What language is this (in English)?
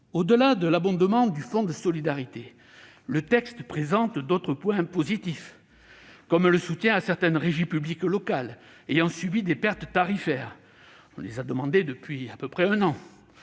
French